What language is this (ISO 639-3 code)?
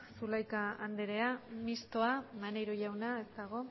eus